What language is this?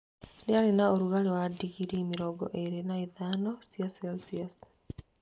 Kikuyu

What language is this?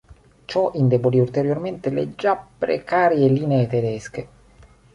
Italian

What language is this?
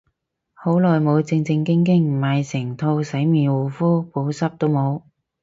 Cantonese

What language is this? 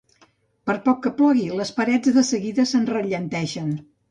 Catalan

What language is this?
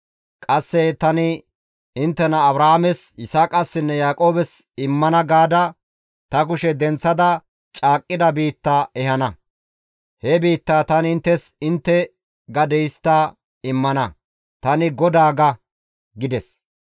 Gamo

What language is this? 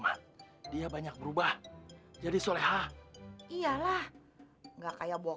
Indonesian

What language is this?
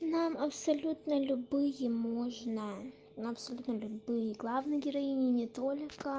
Russian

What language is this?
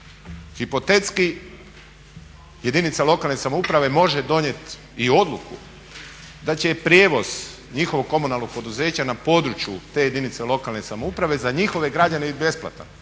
Croatian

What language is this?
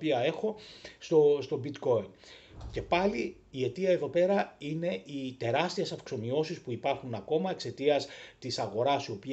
Greek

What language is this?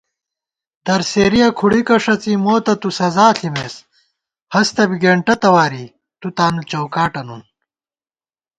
Gawar-Bati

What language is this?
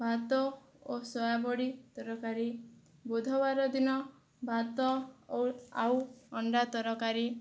Odia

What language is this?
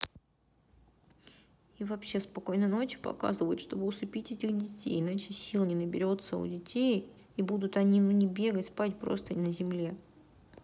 Russian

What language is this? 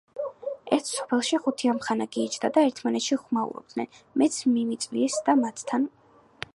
Georgian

